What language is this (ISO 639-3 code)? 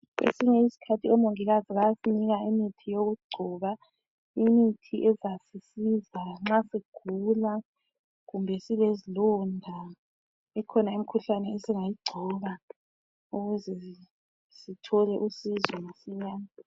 nde